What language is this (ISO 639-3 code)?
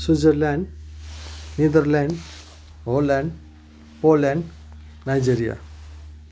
nep